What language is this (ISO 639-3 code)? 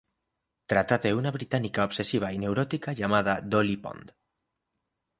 spa